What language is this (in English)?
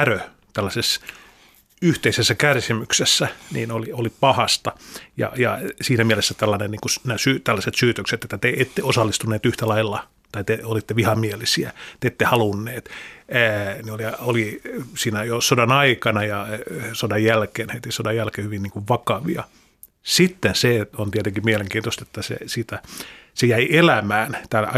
Finnish